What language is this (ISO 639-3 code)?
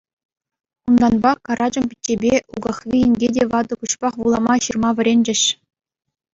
chv